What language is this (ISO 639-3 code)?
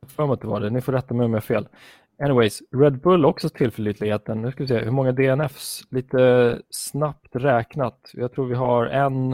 swe